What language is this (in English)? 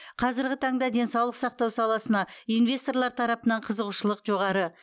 Kazakh